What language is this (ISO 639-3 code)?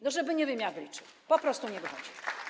pol